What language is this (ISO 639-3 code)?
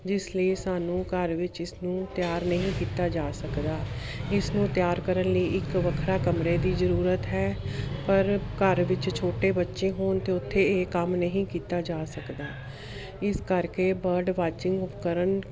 pan